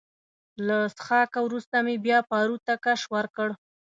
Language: Pashto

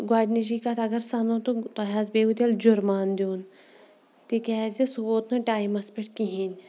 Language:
Kashmiri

